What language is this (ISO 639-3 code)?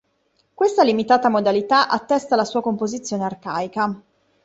ita